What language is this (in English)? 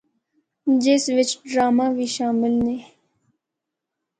Northern Hindko